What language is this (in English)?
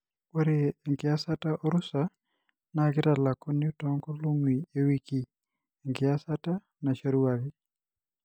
Masai